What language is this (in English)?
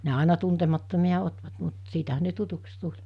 Finnish